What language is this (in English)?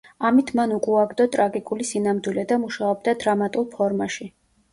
Georgian